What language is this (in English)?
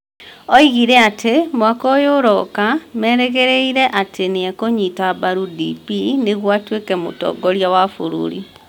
Kikuyu